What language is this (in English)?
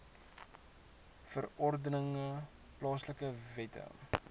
Afrikaans